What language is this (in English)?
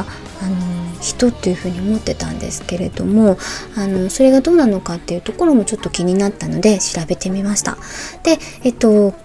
Japanese